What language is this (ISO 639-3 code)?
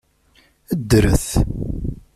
kab